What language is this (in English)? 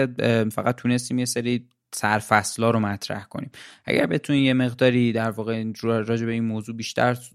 Persian